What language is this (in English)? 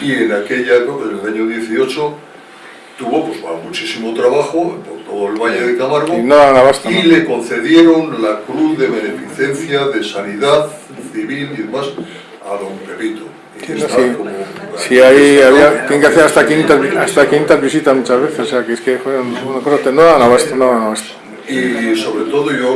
Spanish